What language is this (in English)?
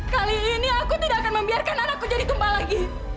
Indonesian